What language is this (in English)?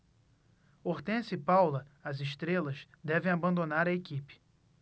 Portuguese